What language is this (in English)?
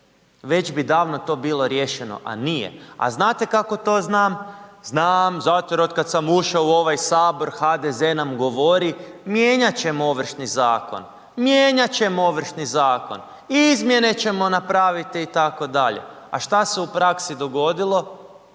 Croatian